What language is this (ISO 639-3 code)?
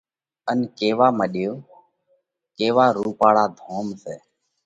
kvx